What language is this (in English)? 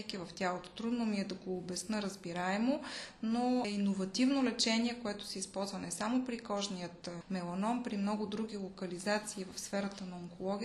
Bulgarian